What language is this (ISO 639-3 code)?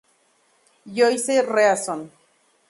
spa